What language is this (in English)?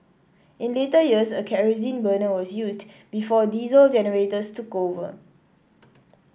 English